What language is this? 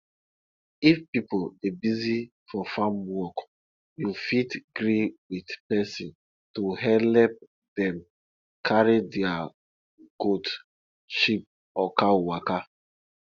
Nigerian Pidgin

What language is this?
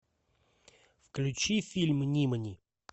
Russian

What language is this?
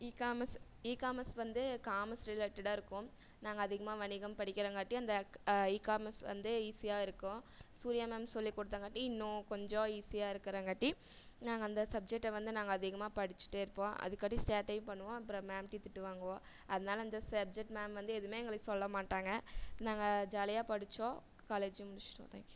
Tamil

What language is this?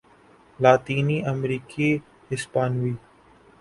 Urdu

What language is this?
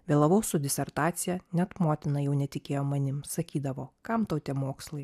Lithuanian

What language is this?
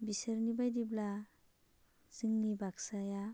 Bodo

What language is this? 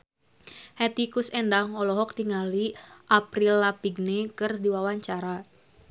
Sundanese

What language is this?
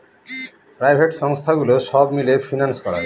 Bangla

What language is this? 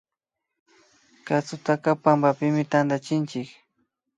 Imbabura Highland Quichua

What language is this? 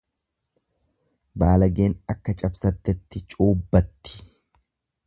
Oromo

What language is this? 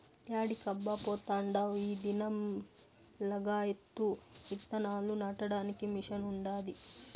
Telugu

